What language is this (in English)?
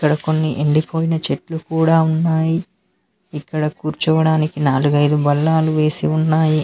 Telugu